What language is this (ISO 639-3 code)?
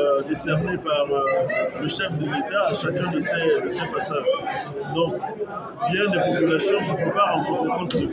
fra